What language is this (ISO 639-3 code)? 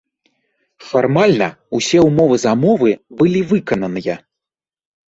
bel